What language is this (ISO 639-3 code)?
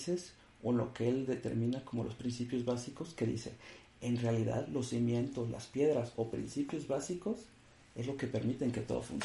spa